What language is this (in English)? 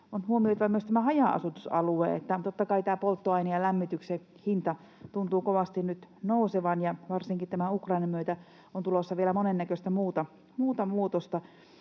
Finnish